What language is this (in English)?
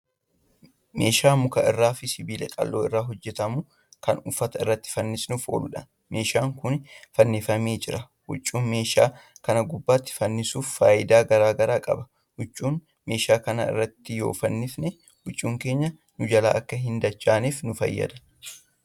Oromo